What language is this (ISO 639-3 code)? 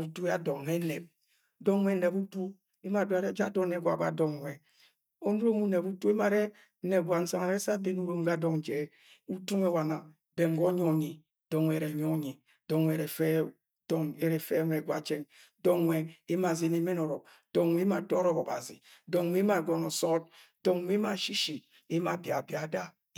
yay